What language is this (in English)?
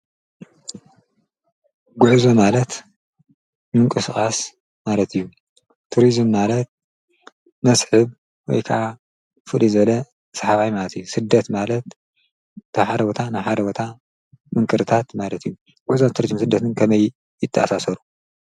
Tigrinya